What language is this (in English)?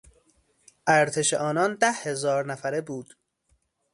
Persian